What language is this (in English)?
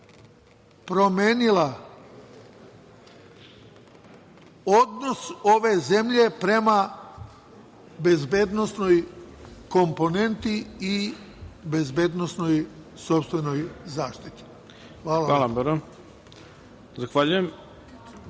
Serbian